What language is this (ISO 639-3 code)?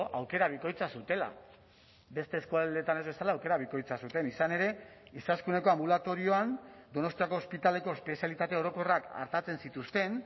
eus